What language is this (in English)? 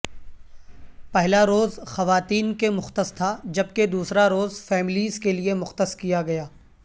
Urdu